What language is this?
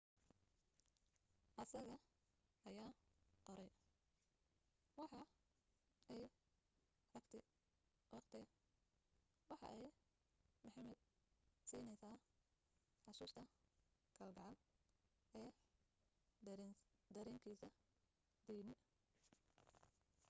Somali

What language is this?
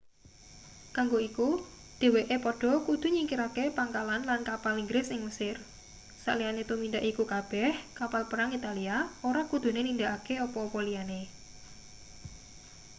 Javanese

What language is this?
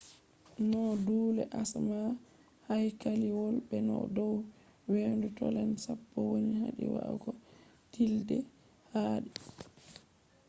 Fula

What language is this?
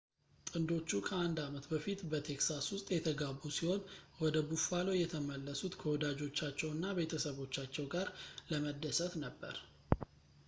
Amharic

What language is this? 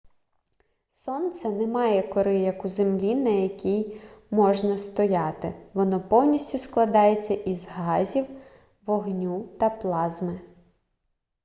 Ukrainian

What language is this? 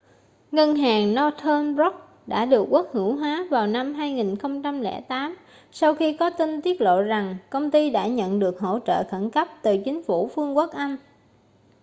Vietnamese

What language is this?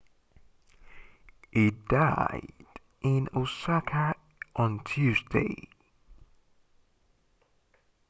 English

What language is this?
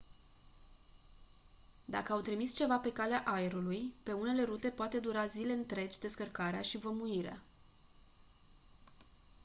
Romanian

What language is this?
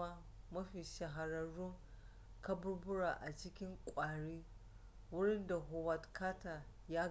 Hausa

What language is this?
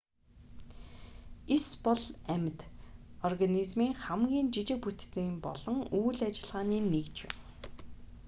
Mongolian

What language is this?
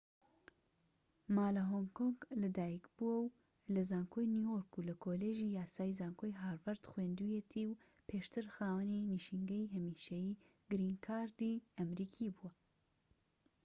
Central Kurdish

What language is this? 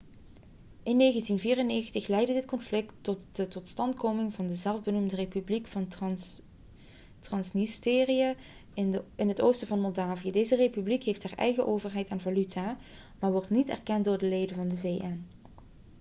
Dutch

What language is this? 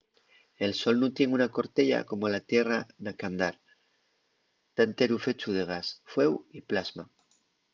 Asturian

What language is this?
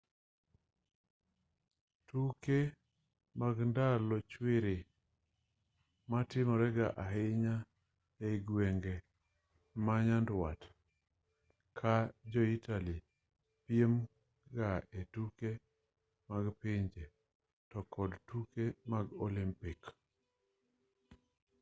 Luo (Kenya and Tanzania)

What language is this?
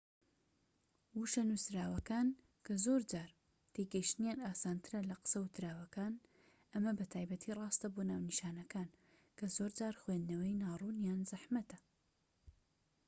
Central Kurdish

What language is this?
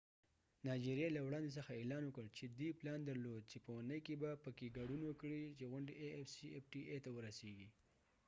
Pashto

